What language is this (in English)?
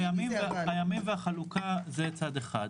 Hebrew